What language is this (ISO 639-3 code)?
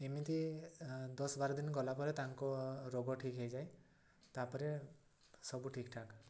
ori